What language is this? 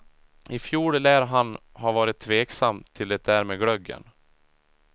Swedish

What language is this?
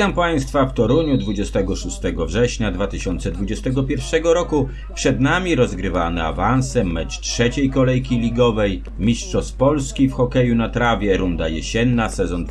Polish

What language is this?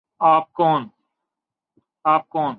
Urdu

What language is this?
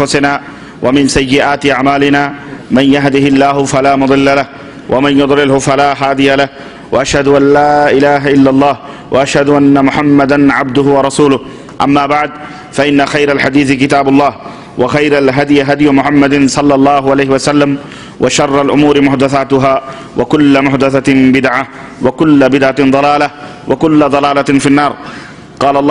Arabic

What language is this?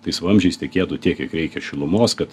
Lithuanian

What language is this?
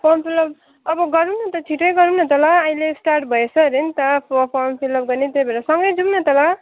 Nepali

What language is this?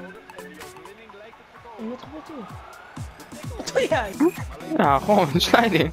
Dutch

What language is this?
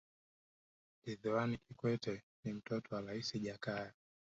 Swahili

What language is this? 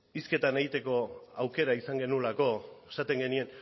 Basque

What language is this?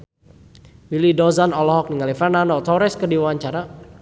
Sundanese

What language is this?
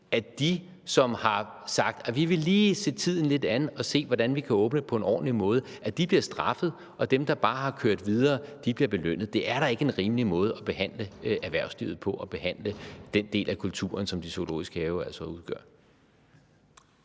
Danish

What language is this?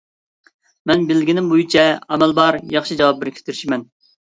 Uyghur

